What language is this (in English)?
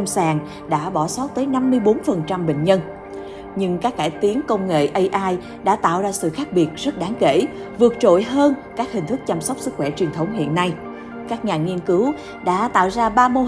Vietnamese